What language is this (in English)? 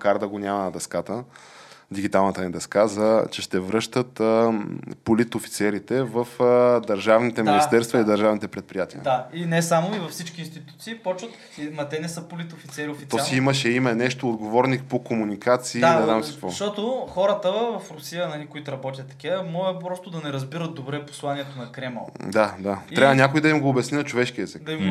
Bulgarian